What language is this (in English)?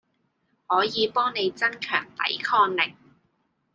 Cantonese